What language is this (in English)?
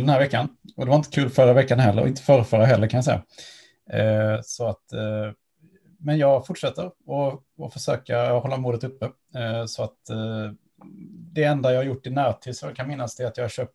Swedish